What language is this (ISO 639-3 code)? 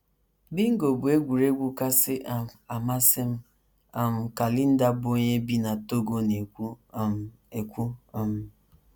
ibo